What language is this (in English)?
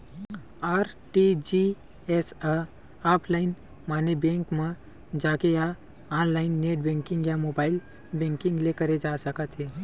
Chhattisgarhi